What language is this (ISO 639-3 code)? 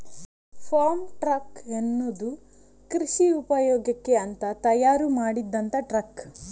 kan